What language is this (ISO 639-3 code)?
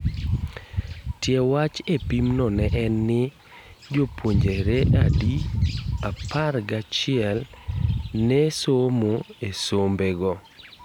luo